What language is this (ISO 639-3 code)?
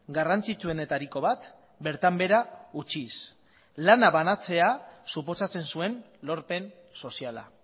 eus